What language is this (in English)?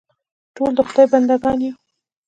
Pashto